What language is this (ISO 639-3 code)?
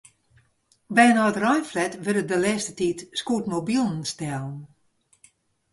fry